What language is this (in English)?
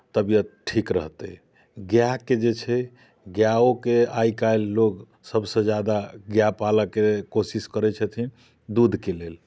Maithili